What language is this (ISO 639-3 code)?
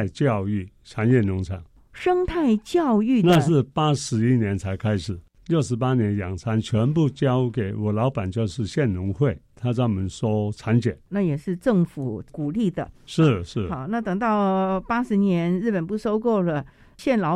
zho